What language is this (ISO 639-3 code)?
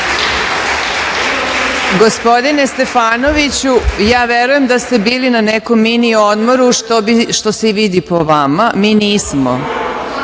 srp